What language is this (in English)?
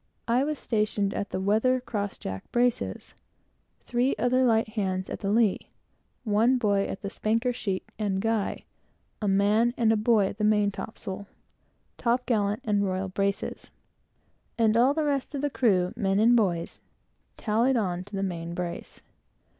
English